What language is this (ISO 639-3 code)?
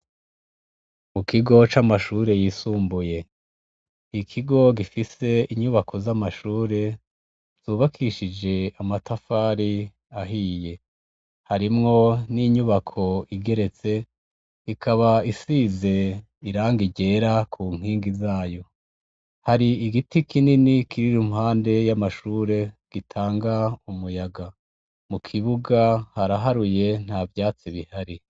run